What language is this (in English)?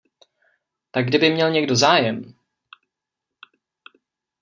Czech